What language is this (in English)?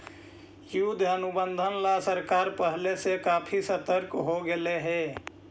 Magahi